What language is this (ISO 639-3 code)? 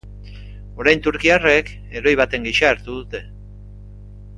eus